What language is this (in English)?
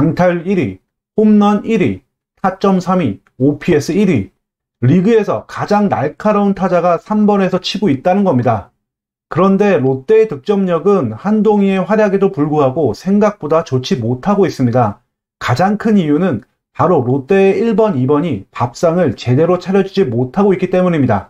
Korean